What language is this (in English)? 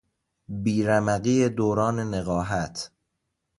Persian